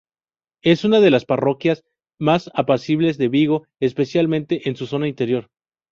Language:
Spanish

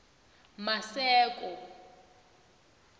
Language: South Ndebele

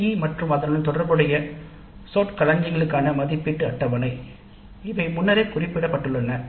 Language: Tamil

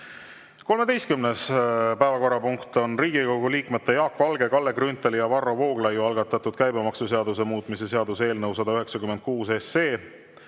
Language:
Estonian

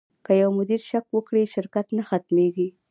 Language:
Pashto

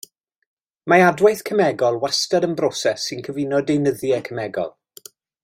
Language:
Welsh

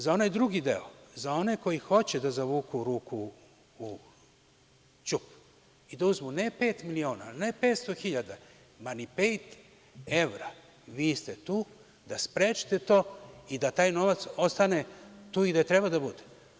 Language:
Serbian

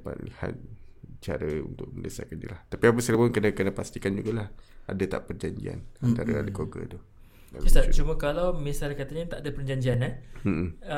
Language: Malay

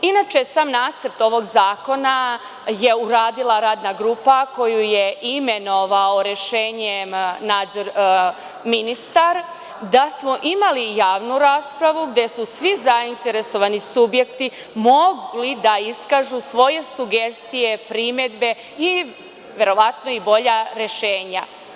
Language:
Serbian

